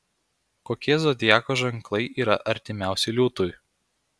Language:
Lithuanian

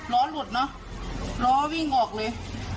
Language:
Thai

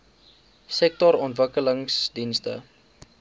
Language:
Afrikaans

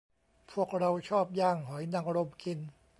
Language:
Thai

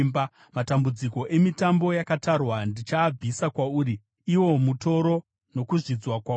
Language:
Shona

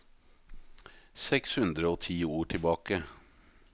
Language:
Norwegian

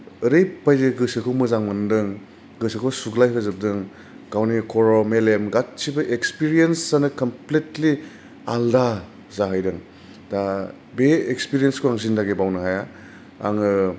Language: Bodo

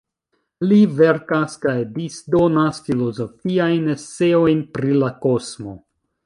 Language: Esperanto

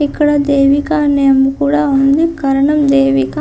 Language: Telugu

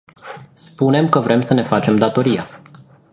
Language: Romanian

